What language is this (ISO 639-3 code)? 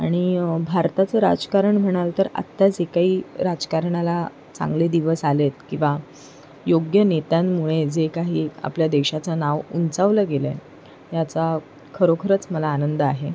mar